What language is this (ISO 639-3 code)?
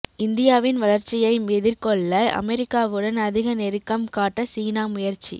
tam